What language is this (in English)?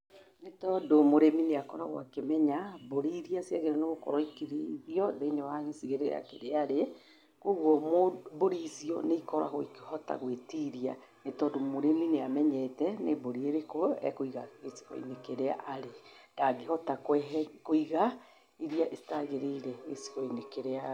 Kikuyu